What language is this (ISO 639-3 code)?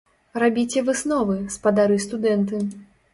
bel